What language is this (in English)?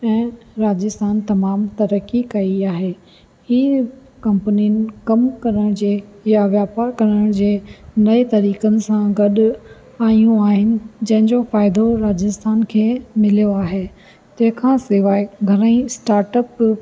Sindhi